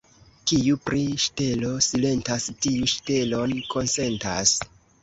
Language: Esperanto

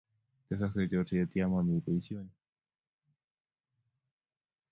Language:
Kalenjin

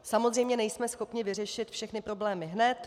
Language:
Czech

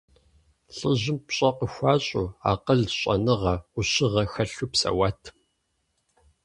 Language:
Kabardian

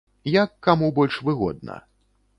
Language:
Belarusian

